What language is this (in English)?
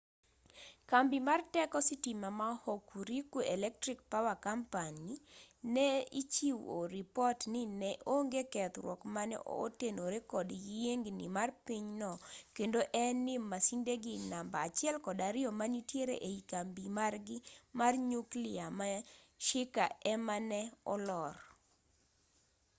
Luo (Kenya and Tanzania)